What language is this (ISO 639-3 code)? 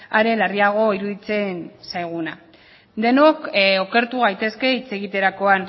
eus